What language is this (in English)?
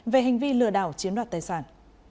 Vietnamese